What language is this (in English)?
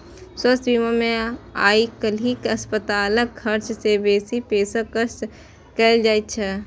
Maithili